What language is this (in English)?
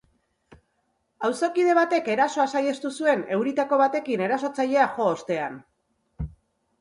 Basque